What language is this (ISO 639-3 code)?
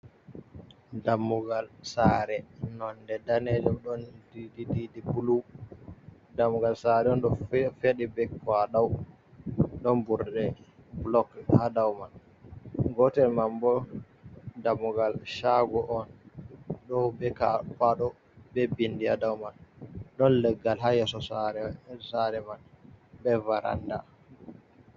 ful